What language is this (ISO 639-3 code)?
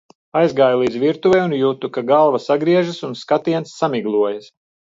lav